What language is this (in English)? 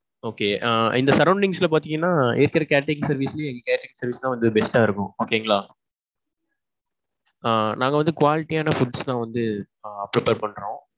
Tamil